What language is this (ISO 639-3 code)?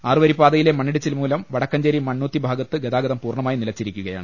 mal